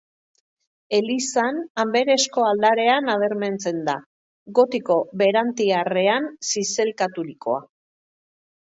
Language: Basque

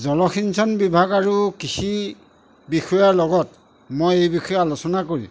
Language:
Assamese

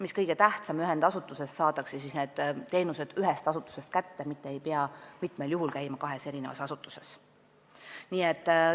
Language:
Estonian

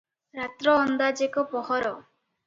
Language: Odia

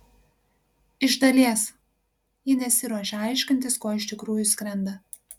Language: Lithuanian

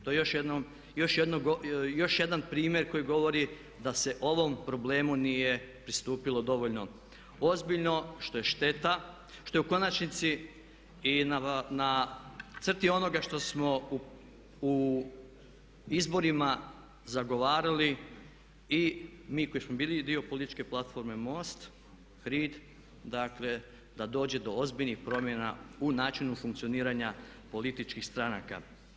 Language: Croatian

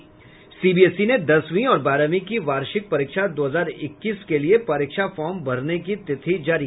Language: Hindi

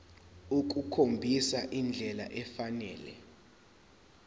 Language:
Zulu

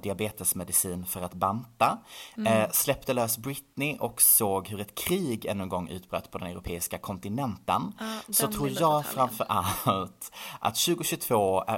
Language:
Swedish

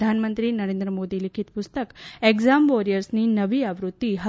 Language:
Gujarati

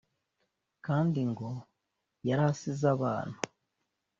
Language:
Kinyarwanda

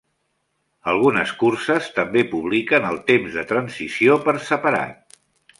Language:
Catalan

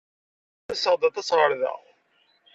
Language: Kabyle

